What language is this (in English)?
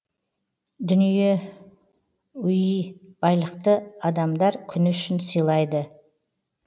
Kazakh